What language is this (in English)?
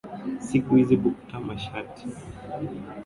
Swahili